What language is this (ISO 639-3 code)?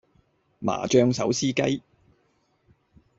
yue